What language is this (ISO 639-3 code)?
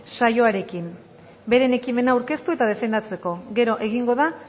eus